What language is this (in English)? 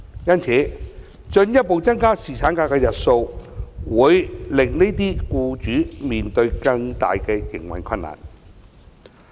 Cantonese